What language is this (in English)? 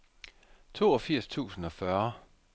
Danish